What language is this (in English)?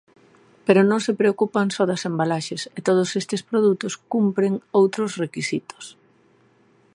Galician